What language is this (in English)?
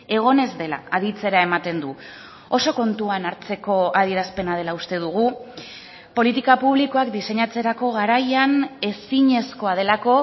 Basque